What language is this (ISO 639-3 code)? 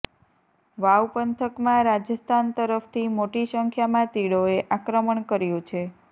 guj